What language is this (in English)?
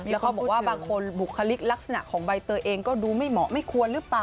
Thai